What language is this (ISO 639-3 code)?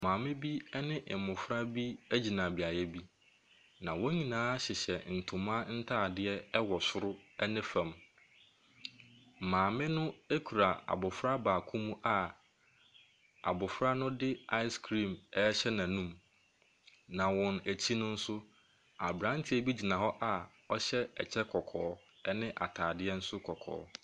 aka